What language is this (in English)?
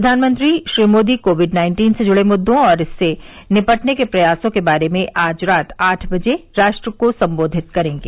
Hindi